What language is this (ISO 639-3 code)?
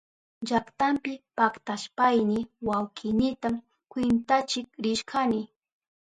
qup